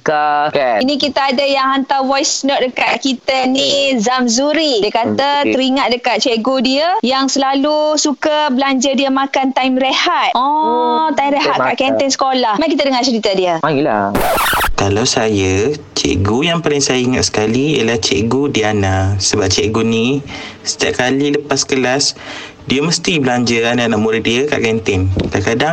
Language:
Malay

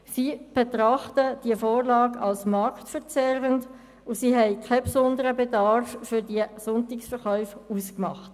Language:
Swiss German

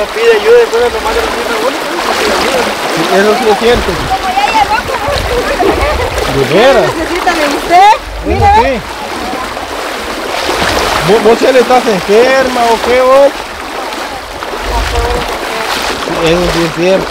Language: Spanish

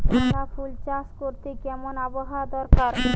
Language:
Bangla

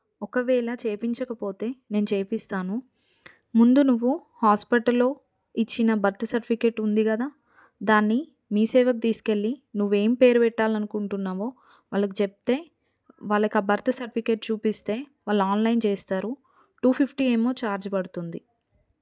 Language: Telugu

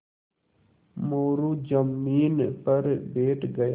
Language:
Hindi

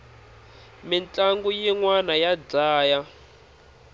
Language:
Tsonga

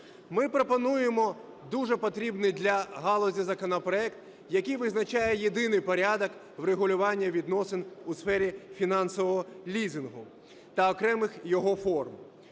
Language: Ukrainian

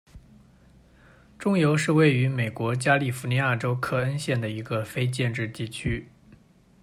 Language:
Chinese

